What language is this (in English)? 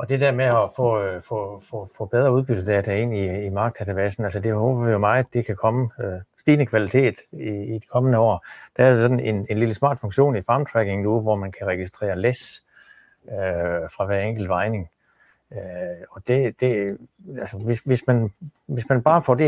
Danish